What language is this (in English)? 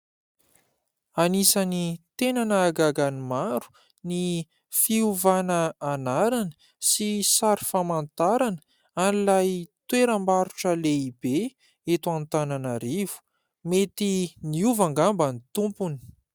Malagasy